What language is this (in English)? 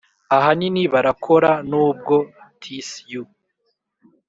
Kinyarwanda